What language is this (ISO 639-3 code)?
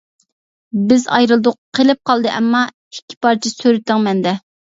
uig